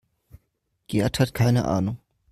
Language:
German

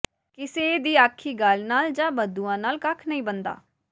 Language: Punjabi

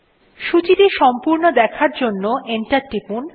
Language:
Bangla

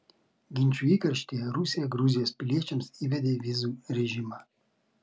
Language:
Lithuanian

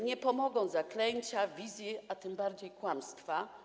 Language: Polish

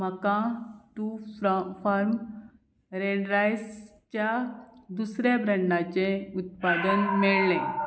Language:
Konkani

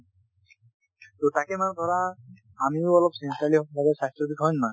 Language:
Assamese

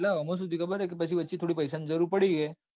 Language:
Gujarati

